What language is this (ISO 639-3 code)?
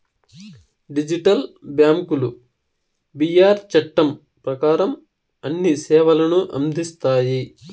tel